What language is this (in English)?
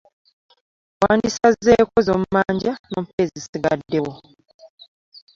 Ganda